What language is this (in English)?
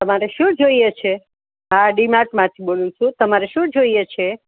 Gujarati